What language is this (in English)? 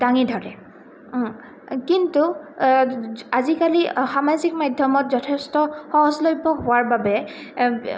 Assamese